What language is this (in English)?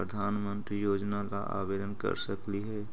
Magahi